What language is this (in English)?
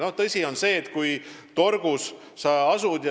Estonian